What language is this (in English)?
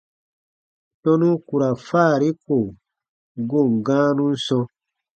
Baatonum